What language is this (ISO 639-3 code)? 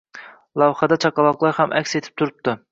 uzb